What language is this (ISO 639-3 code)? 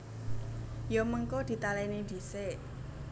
jav